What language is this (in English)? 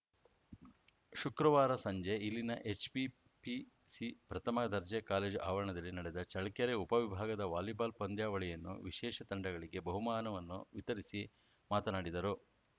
Kannada